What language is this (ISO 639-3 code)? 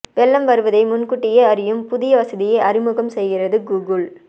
tam